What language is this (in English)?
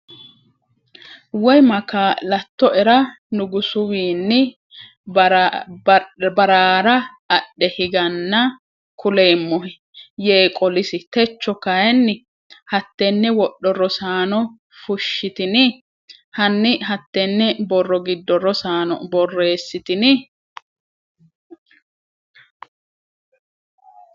Sidamo